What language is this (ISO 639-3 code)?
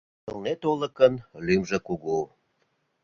chm